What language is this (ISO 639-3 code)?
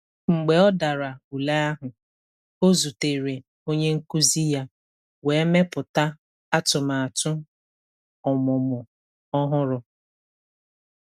ibo